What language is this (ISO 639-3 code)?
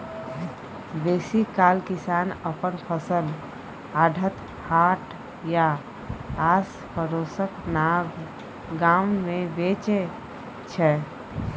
mai